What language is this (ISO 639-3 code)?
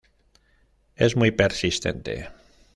spa